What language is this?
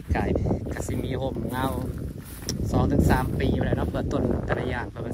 Thai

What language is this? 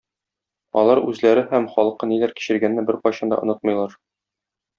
Tatar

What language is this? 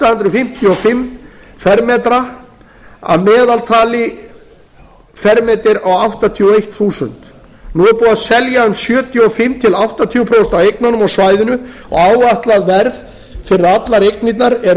Icelandic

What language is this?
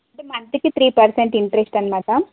Telugu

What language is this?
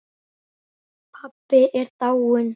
Icelandic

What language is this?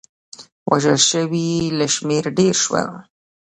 Pashto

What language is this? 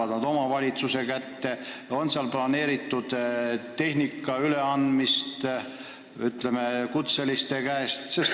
Estonian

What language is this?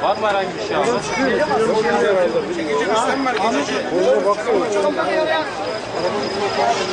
Turkish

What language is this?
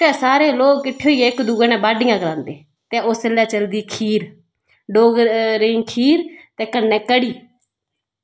Dogri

